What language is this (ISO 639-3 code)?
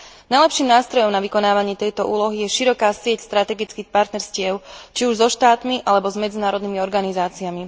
slk